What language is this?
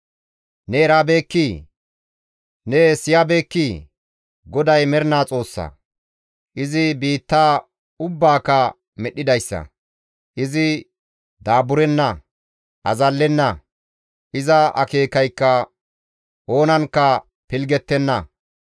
Gamo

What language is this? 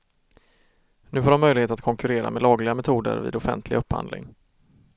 Swedish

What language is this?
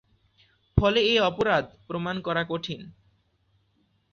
Bangla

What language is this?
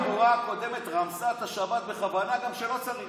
Hebrew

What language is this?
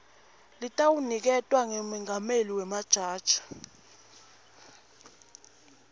Swati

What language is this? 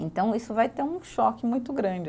Portuguese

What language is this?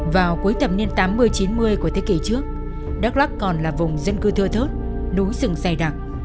Vietnamese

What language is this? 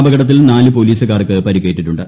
Malayalam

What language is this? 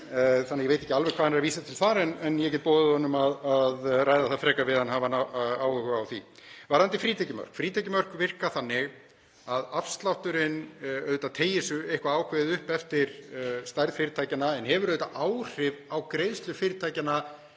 Icelandic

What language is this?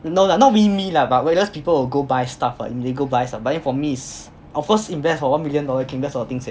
English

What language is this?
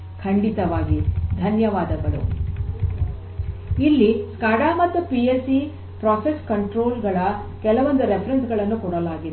Kannada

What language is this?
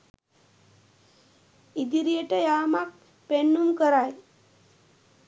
Sinhala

